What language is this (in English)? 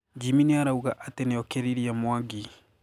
Kikuyu